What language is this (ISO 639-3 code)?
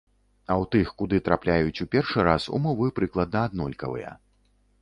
bel